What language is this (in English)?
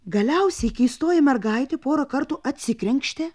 Lithuanian